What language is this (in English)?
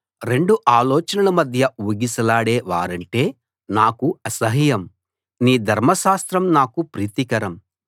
Telugu